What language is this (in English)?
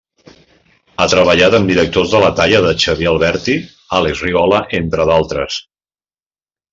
Catalan